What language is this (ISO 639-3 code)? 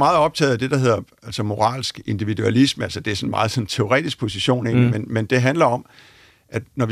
dan